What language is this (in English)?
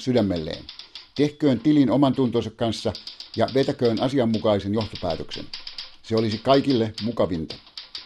Finnish